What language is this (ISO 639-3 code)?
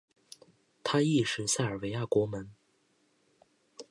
zho